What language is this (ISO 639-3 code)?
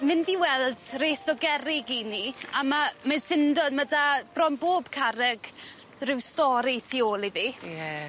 cym